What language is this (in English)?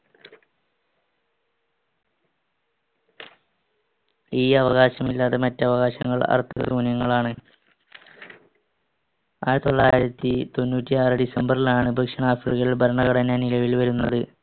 Malayalam